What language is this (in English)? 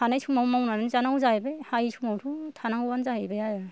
Bodo